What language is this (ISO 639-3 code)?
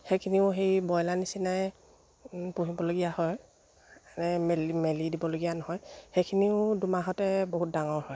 asm